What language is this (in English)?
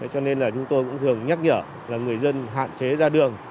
Vietnamese